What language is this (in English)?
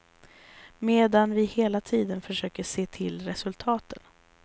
Swedish